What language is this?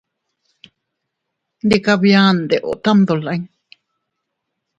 Teutila Cuicatec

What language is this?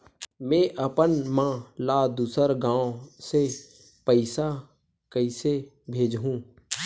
Chhattisgarhi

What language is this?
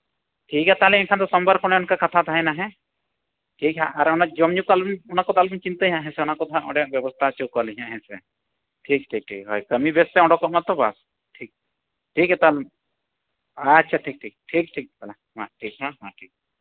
Santali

